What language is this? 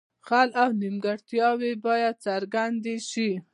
Pashto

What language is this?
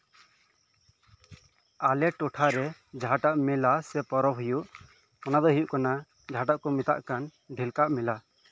Santali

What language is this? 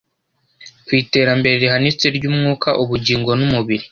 Kinyarwanda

